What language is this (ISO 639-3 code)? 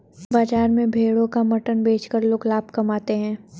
hin